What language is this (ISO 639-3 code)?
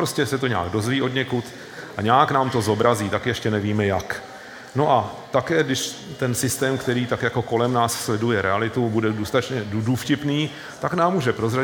ces